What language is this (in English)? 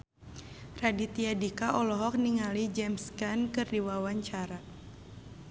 Sundanese